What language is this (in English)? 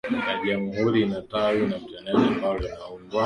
Swahili